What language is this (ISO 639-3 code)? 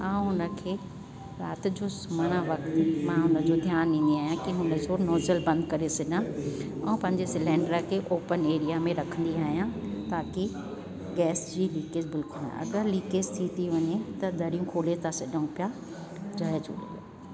snd